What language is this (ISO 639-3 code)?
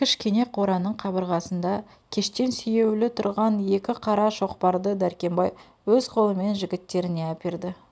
kaz